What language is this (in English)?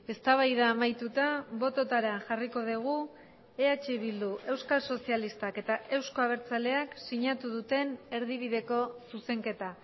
Basque